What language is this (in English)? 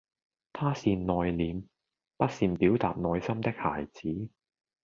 Cantonese